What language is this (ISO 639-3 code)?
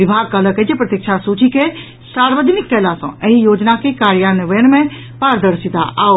mai